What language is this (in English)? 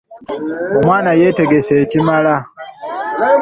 Ganda